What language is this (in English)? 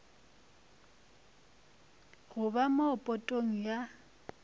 Northern Sotho